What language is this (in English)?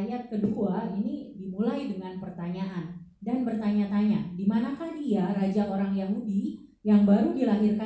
Indonesian